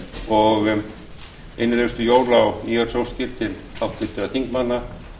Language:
Icelandic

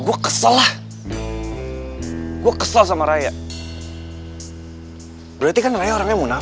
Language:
Indonesian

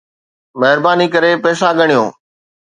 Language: Sindhi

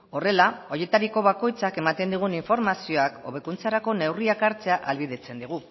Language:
Basque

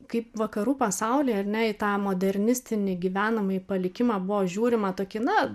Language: Lithuanian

